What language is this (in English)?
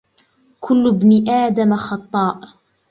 Arabic